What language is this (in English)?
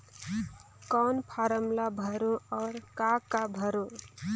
Chhattisgarhi